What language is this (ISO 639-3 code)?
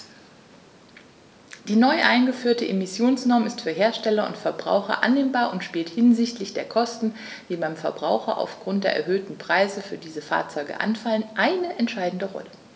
deu